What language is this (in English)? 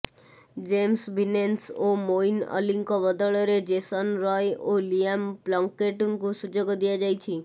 Odia